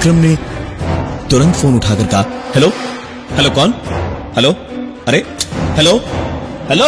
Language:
Hindi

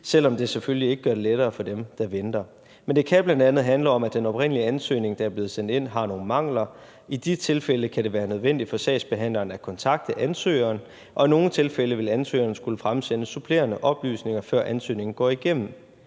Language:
Danish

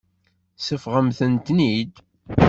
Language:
Kabyle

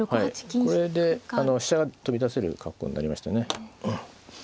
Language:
Japanese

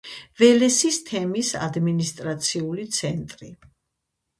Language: Georgian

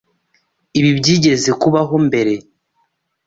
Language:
Kinyarwanda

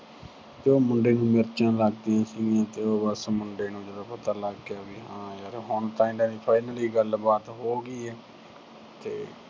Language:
Punjabi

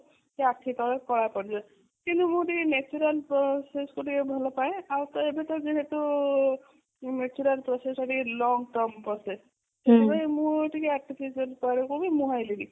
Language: Odia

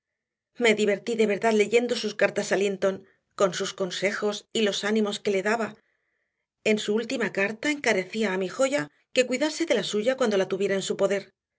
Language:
Spanish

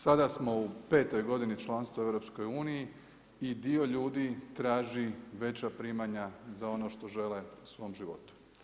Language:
Croatian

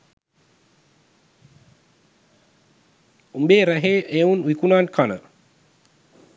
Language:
Sinhala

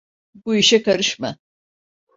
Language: Turkish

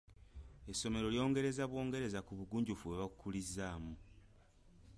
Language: Ganda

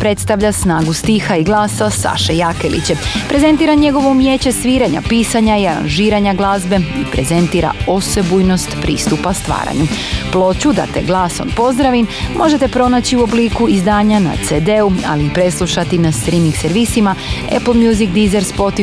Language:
Croatian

